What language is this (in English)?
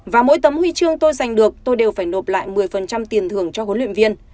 Vietnamese